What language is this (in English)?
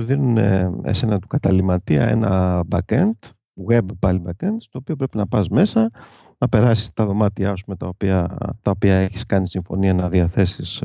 Greek